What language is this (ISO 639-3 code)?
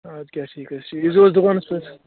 kas